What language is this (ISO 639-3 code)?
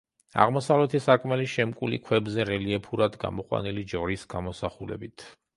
kat